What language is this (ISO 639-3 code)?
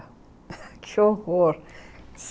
por